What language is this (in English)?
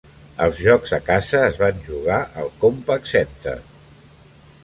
Catalan